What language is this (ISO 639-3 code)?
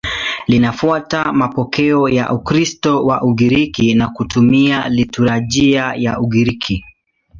swa